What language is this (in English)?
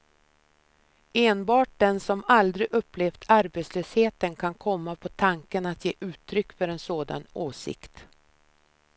Swedish